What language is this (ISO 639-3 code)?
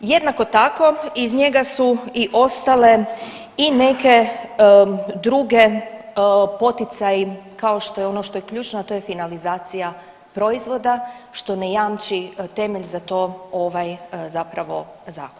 hrv